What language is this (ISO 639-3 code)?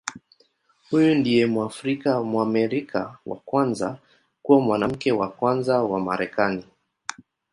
swa